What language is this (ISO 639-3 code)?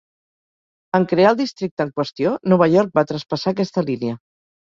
cat